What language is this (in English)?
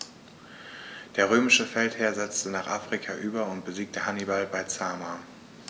German